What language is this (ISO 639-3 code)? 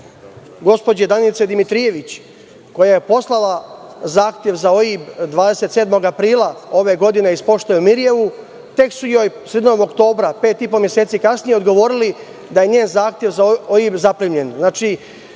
srp